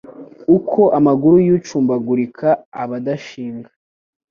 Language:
Kinyarwanda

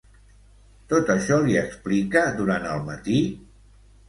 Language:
Catalan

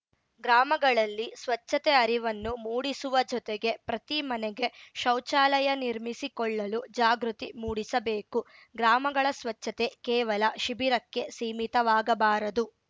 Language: Kannada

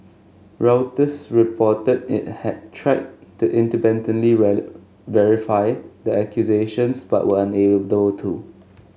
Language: English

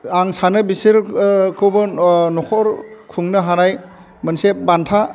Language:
Bodo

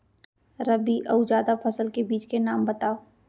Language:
Chhattisgarhi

